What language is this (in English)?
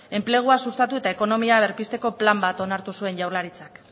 Basque